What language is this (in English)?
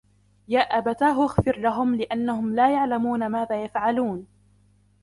Arabic